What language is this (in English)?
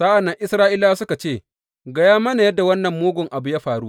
Hausa